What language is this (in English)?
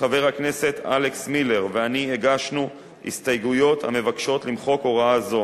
Hebrew